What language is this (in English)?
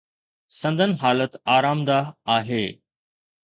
Sindhi